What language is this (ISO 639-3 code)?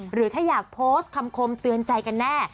tha